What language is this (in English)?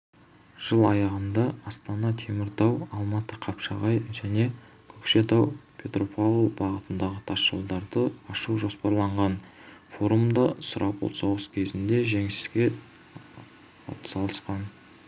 Kazakh